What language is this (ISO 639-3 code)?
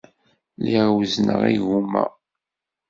kab